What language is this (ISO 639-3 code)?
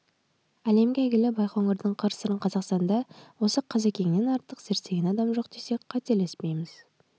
kaz